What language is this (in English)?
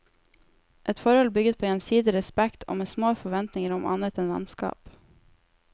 Norwegian